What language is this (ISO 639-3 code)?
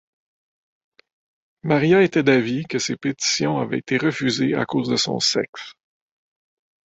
fra